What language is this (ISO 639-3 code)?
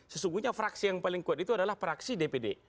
ind